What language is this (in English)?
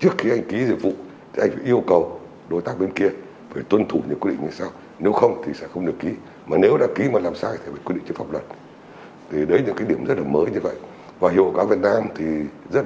Vietnamese